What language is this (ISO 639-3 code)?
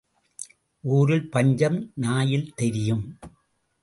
tam